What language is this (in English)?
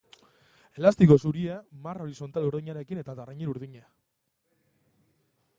Basque